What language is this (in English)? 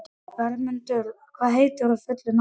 Icelandic